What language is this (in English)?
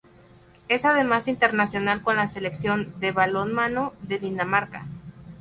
Spanish